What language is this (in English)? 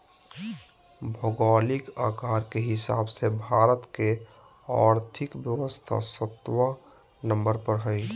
Magahi